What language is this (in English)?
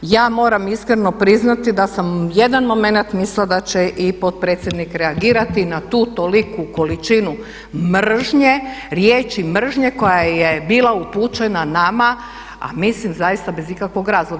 Croatian